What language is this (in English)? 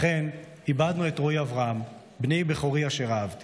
Hebrew